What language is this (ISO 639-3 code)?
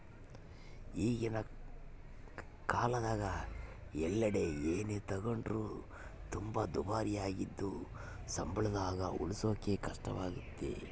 kan